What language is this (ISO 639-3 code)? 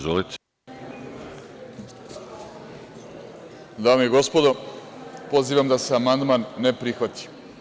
srp